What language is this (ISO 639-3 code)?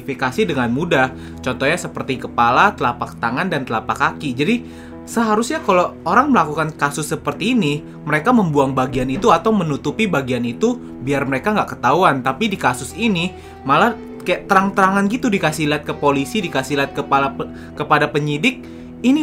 ind